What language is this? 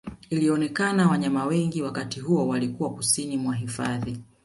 Swahili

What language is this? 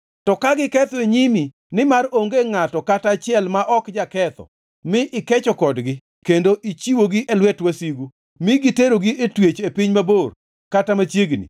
Luo (Kenya and Tanzania)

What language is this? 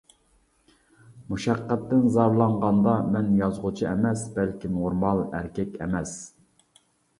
Uyghur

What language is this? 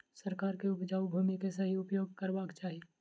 Maithili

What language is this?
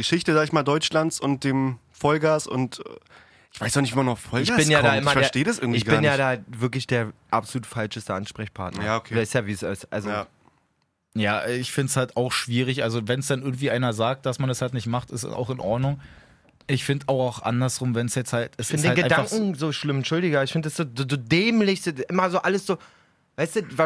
German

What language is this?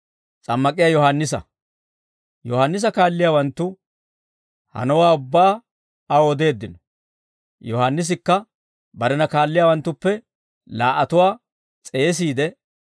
Dawro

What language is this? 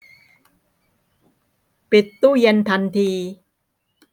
Thai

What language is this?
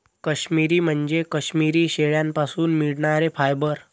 Marathi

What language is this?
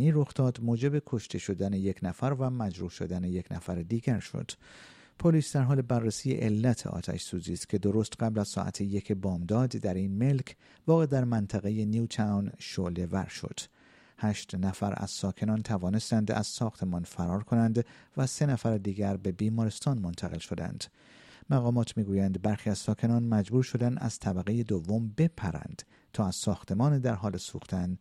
Persian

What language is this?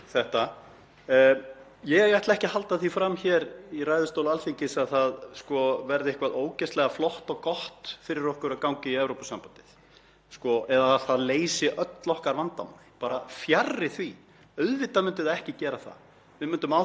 Icelandic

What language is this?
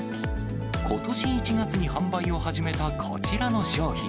Japanese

